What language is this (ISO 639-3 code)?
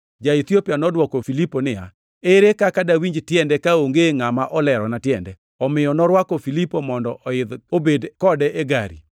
luo